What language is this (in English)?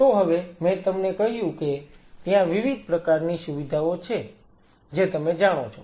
Gujarati